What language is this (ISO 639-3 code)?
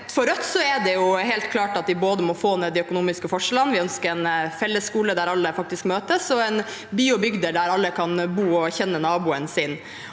nor